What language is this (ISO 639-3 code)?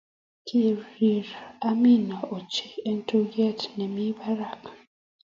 kln